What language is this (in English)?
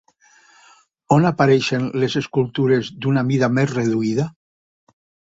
Catalan